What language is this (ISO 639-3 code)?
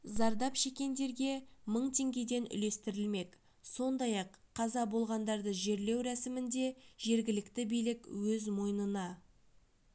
kaz